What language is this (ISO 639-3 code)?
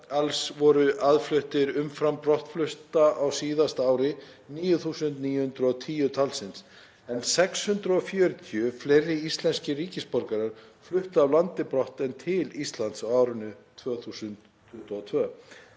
isl